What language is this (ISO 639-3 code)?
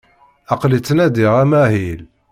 kab